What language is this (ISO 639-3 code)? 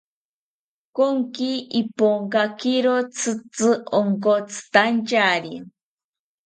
cpy